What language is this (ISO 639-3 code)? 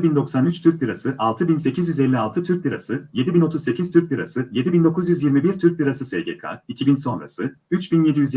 tur